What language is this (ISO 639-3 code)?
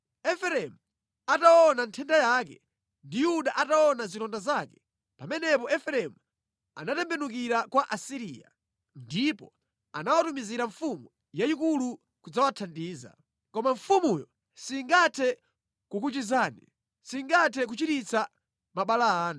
nya